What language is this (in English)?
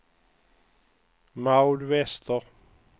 Swedish